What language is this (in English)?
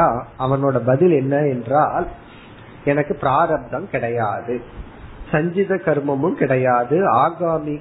Tamil